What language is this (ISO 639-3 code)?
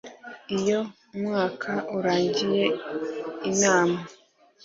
kin